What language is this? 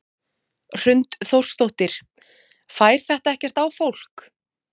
Icelandic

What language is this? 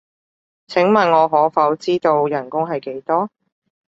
Cantonese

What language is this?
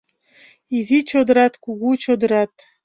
Mari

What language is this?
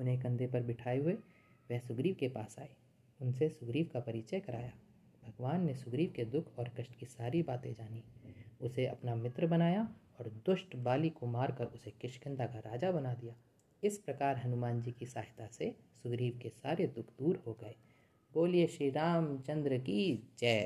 Hindi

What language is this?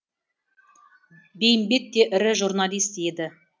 Kazakh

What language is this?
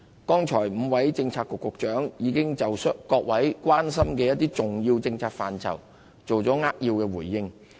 Cantonese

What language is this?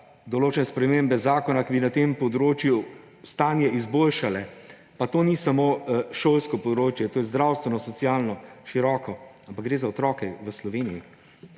Slovenian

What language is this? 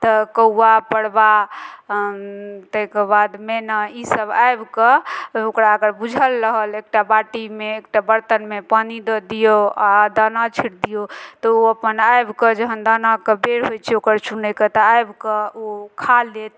Maithili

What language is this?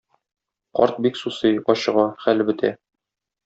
Tatar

